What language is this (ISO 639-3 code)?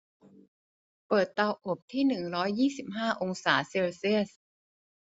tha